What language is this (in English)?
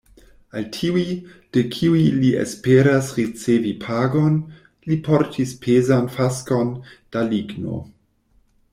Esperanto